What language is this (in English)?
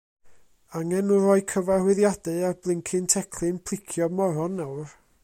Welsh